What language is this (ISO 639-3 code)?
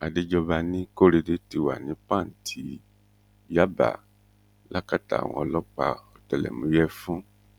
yor